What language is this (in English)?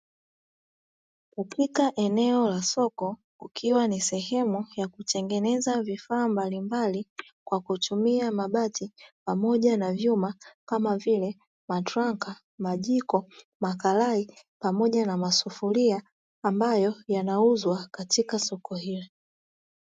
Swahili